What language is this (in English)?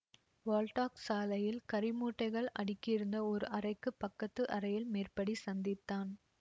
Tamil